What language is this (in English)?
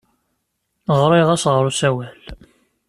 Kabyle